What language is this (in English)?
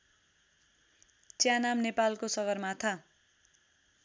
Nepali